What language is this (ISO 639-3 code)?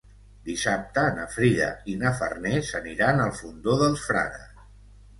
cat